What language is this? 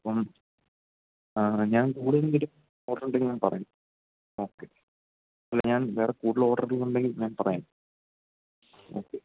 Malayalam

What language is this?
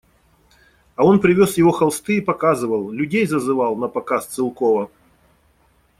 Russian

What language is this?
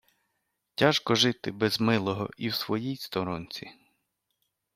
Ukrainian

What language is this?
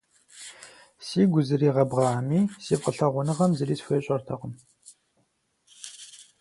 Kabardian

